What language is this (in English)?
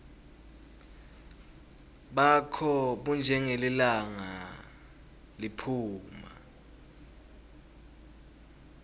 Swati